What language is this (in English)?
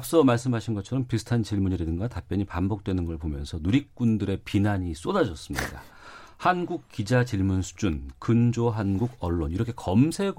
Korean